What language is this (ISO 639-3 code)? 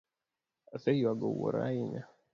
luo